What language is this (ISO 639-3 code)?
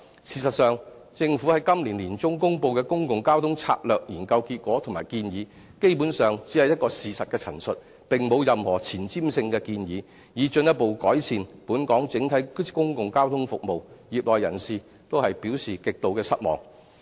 yue